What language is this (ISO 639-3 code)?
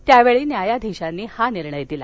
mar